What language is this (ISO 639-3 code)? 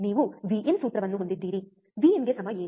kan